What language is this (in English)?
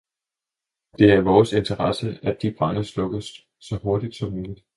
Danish